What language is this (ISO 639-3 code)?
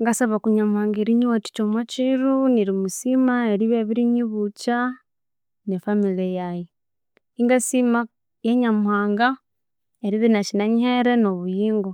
koo